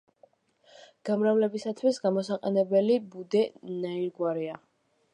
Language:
Georgian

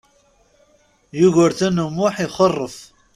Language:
Kabyle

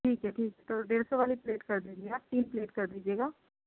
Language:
Urdu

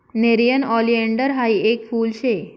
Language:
Marathi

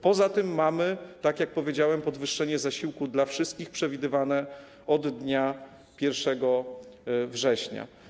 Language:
Polish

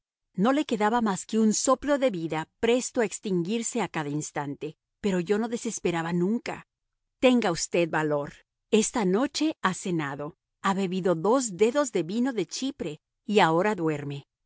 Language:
Spanish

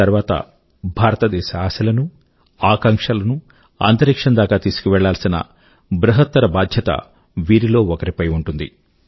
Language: Telugu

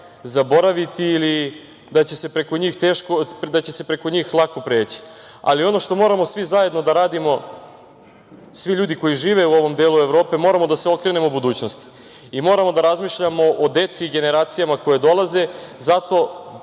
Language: Serbian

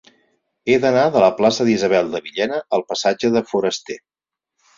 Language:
Catalan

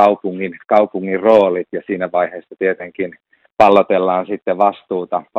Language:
Finnish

